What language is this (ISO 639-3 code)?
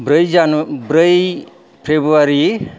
brx